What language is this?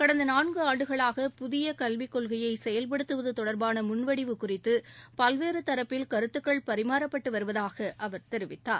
Tamil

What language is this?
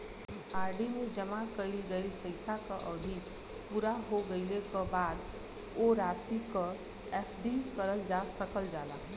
Bhojpuri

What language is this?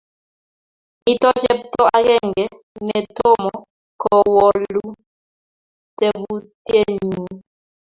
Kalenjin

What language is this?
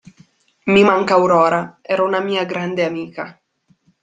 Italian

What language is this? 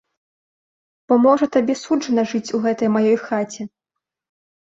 Belarusian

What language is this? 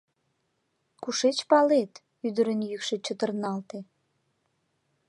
Mari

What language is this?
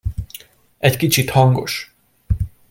Hungarian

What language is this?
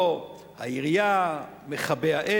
Hebrew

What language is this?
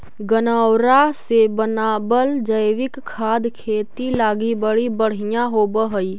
Magahi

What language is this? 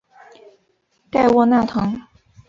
Chinese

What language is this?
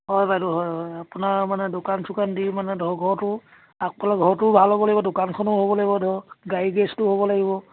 Assamese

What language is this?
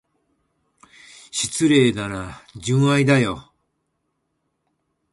Japanese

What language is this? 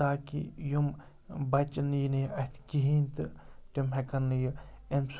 Kashmiri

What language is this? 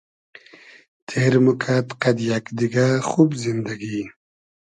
Hazaragi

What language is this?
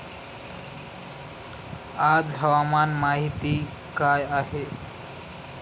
Marathi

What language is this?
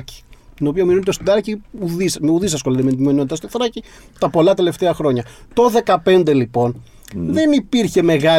Greek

